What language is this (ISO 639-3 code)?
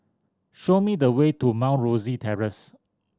eng